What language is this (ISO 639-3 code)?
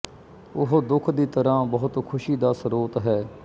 pan